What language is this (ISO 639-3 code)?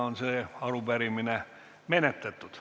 est